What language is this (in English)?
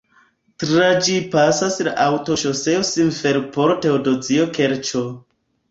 Esperanto